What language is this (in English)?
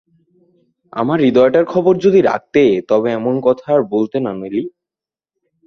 Bangla